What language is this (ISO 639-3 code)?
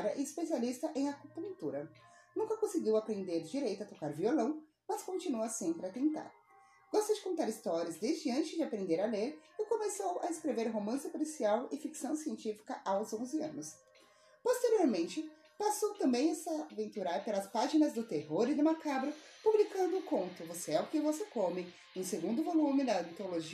por